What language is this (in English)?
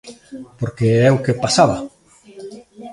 Galician